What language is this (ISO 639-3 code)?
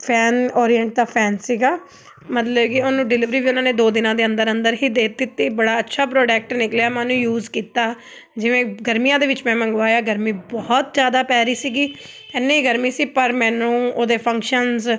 pan